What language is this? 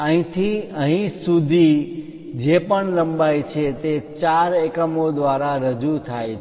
Gujarati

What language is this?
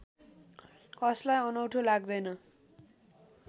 Nepali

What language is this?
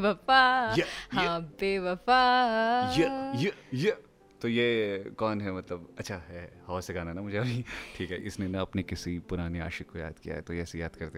Hindi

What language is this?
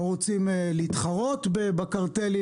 Hebrew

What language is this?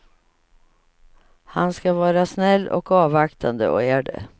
Swedish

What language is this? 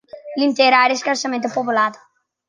Italian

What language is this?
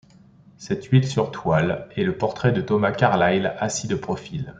French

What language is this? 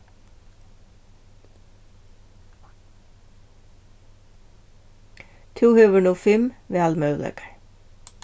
Faroese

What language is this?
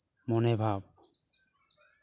Santali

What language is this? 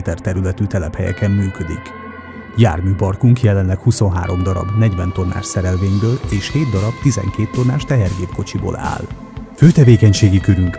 Hungarian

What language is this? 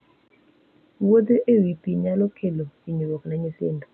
Luo (Kenya and Tanzania)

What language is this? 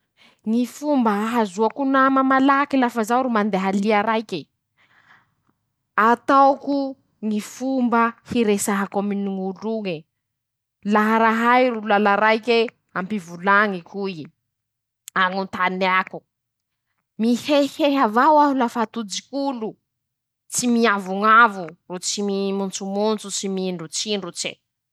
Masikoro Malagasy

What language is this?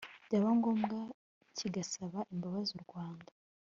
Kinyarwanda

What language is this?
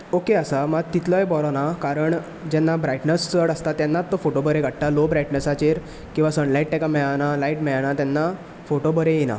Konkani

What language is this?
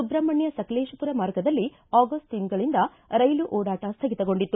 Kannada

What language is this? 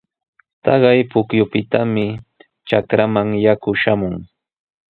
Sihuas Ancash Quechua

